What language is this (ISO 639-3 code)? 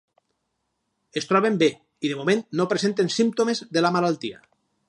cat